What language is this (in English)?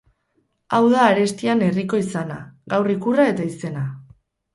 Basque